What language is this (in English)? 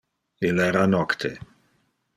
Interlingua